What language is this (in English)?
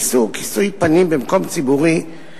Hebrew